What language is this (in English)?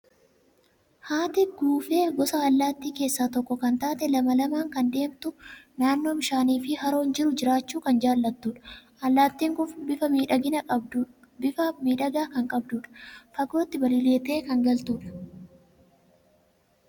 Oromo